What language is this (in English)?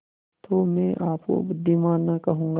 Hindi